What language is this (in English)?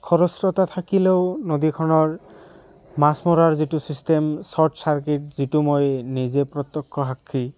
Assamese